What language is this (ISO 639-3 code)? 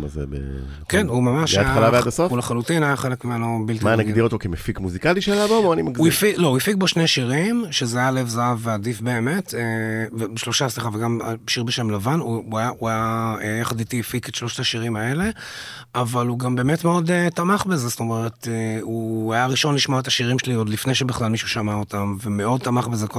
heb